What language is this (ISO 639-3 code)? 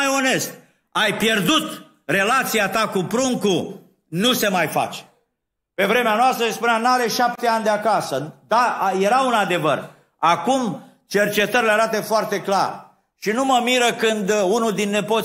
ron